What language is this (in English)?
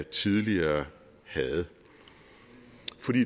Danish